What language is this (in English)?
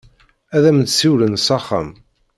Kabyle